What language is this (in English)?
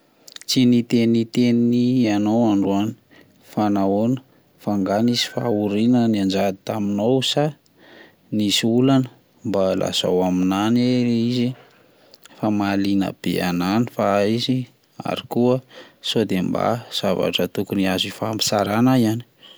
Malagasy